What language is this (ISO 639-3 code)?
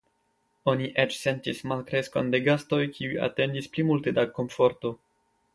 epo